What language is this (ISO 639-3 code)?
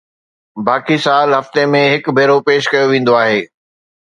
snd